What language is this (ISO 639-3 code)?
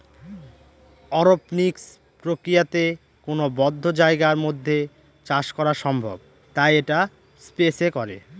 ben